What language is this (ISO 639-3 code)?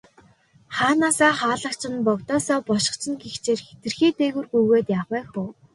mon